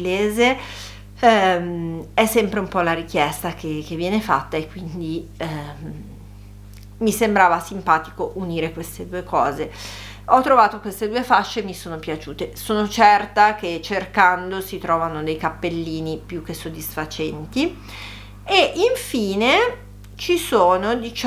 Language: Italian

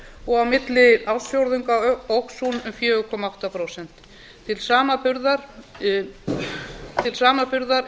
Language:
Icelandic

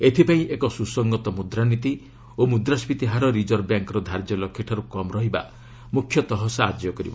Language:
Odia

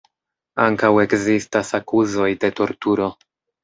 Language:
Esperanto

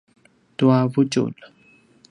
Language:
Paiwan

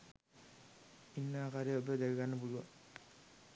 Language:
Sinhala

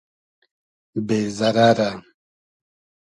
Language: Hazaragi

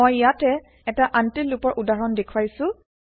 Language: Assamese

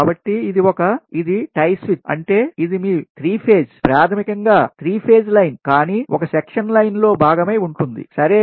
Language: Telugu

